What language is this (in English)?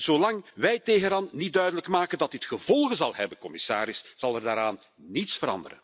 Dutch